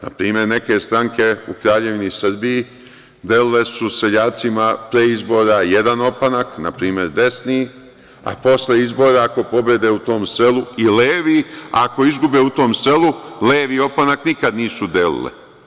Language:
Serbian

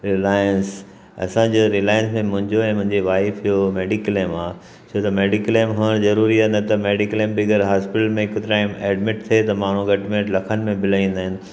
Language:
Sindhi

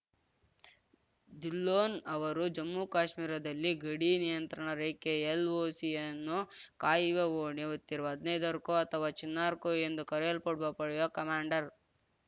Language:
Kannada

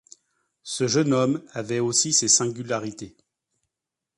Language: French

